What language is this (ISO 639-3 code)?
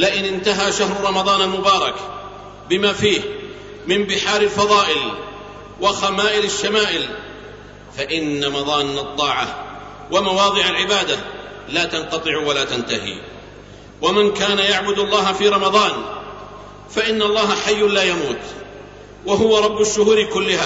ara